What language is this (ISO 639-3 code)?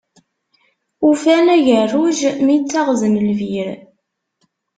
kab